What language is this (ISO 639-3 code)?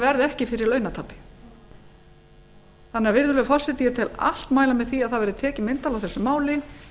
isl